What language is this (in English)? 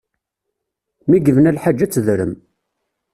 Kabyle